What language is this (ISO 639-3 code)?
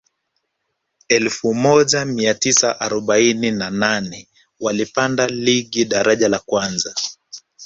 swa